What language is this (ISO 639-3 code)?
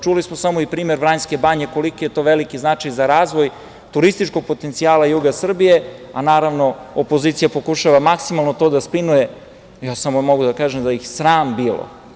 srp